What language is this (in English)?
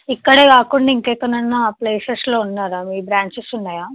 Telugu